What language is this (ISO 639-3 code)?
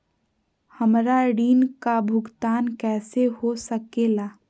mag